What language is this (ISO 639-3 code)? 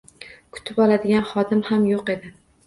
uzb